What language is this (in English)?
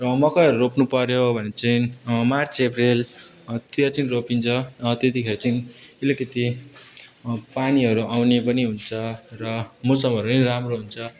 Nepali